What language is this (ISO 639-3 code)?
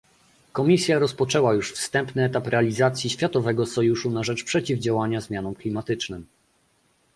pol